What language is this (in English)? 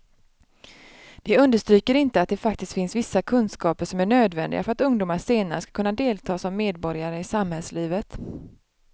Swedish